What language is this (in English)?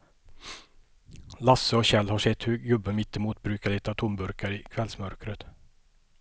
Swedish